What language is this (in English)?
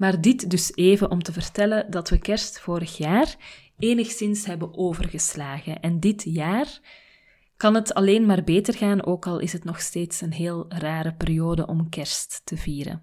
Dutch